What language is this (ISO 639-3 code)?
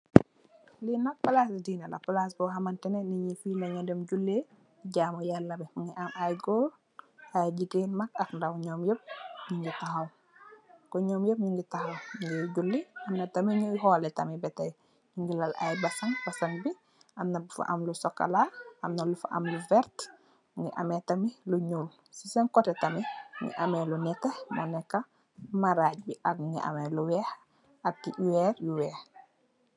wol